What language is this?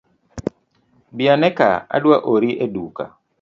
Luo (Kenya and Tanzania)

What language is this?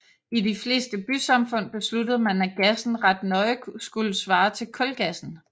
Danish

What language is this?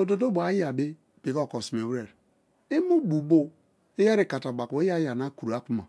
Kalabari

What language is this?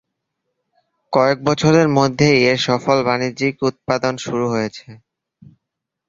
Bangla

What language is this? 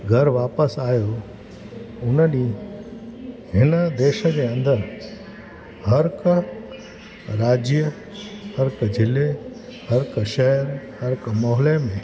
Sindhi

